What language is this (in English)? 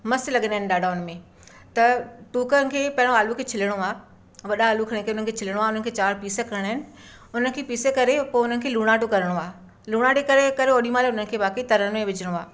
Sindhi